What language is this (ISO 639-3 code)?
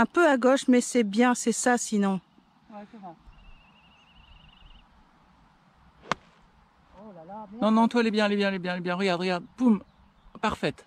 fra